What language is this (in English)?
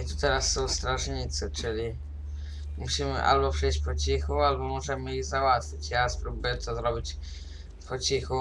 Polish